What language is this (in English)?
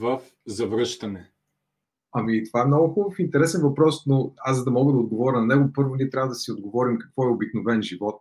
Bulgarian